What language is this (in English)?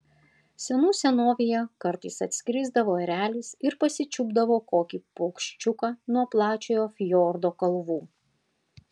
Lithuanian